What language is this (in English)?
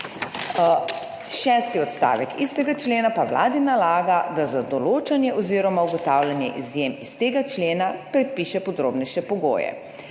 Slovenian